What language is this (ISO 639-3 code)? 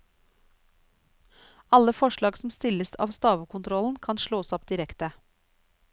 nor